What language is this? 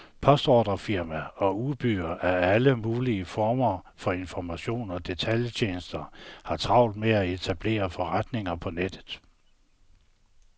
Danish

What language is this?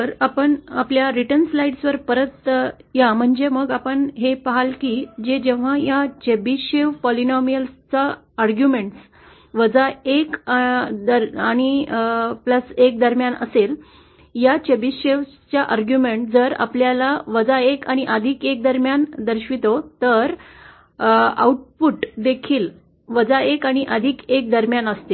Marathi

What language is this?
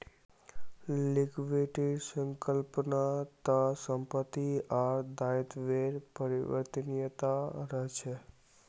Magahi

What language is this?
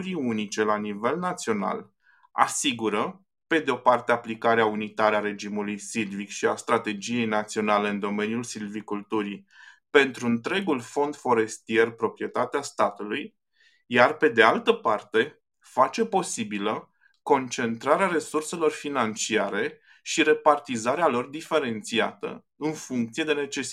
Romanian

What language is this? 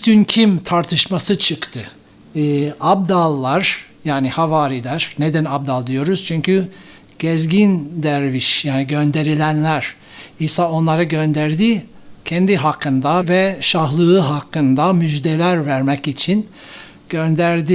Turkish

